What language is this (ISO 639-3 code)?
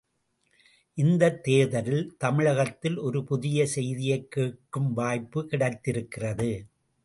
tam